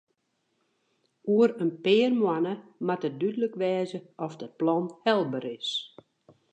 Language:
Western Frisian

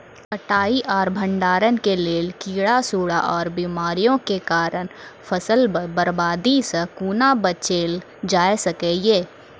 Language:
Maithili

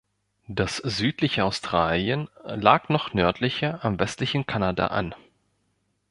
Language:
German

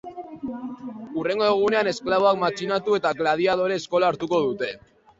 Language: Basque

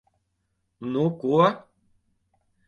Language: Latvian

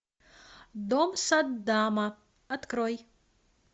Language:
Russian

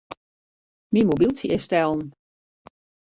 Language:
Western Frisian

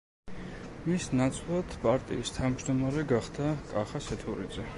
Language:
Georgian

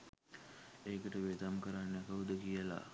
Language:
Sinhala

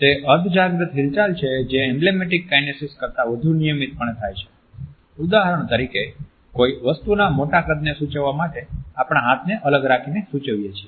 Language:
Gujarati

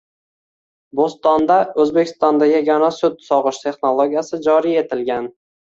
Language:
Uzbek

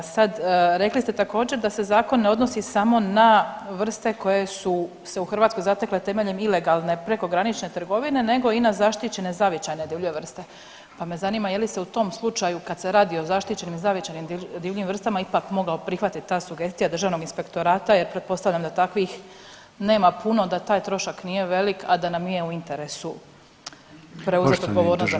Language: Croatian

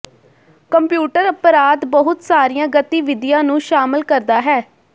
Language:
Punjabi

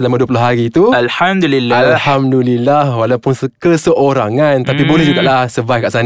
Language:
Malay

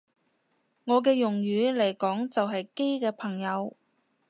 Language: Cantonese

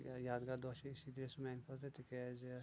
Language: Kashmiri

